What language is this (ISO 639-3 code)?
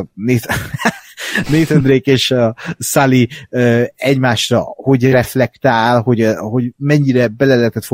hun